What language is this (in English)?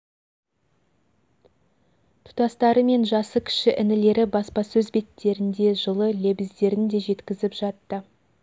Kazakh